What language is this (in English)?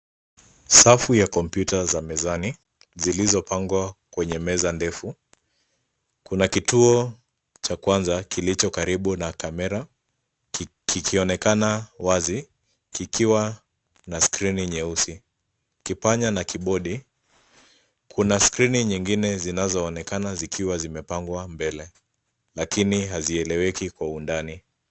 Swahili